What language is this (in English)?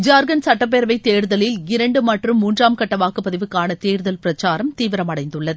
Tamil